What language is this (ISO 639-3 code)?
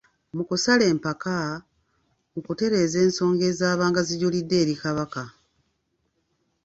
lug